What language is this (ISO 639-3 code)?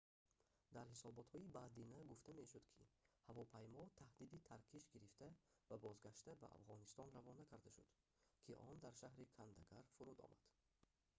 tgk